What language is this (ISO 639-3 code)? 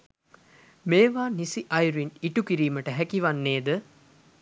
sin